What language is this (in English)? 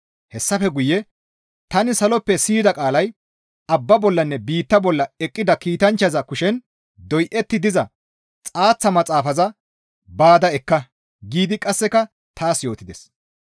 Gamo